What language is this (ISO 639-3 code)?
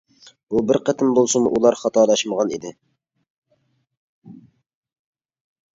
uig